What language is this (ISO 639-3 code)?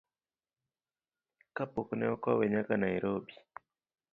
luo